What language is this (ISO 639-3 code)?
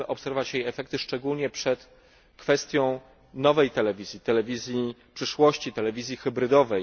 pol